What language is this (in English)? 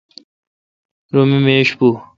Kalkoti